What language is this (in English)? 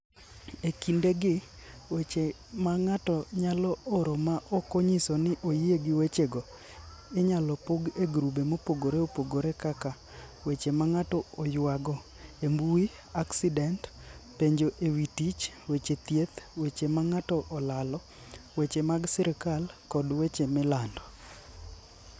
Luo (Kenya and Tanzania)